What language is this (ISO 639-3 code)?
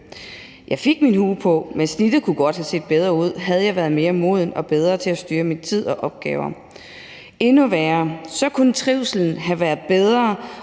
dan